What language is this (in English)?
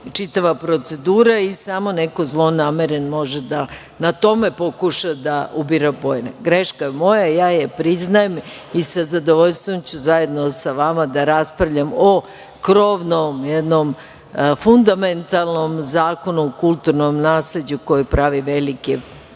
Serbian